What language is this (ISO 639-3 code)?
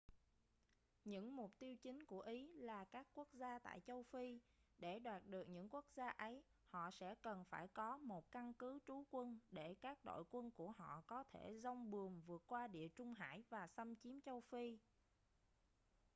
vie